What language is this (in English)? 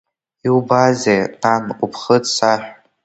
Abkhazian